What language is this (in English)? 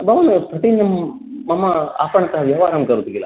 Sanskrit